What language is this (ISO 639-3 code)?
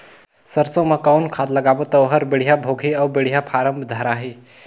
hne